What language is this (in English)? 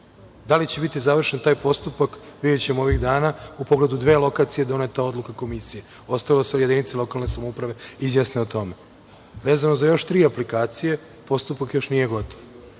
Serbian